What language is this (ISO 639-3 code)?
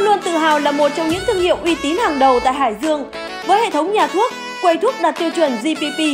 vie